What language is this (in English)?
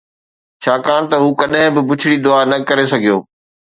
Sindhi